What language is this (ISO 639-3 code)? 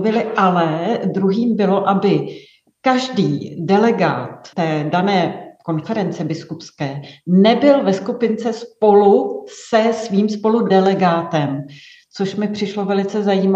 ces